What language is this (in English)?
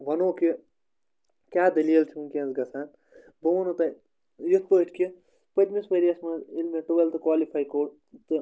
Kashmiri